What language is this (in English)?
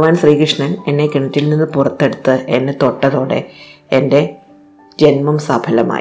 Malayalam